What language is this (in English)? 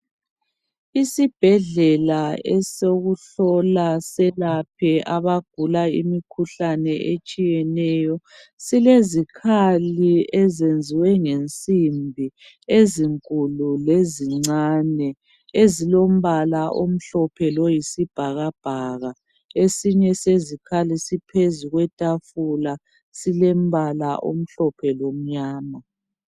North Ndebele